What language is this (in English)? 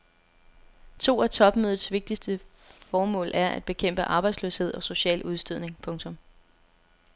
Danish